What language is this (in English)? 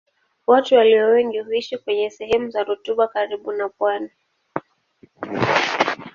Swahili